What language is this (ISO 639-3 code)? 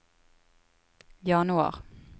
nor